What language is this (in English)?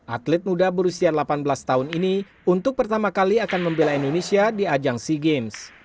Indonesian